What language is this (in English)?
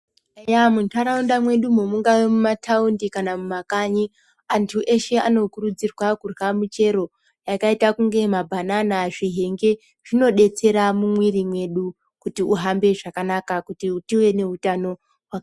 Ndau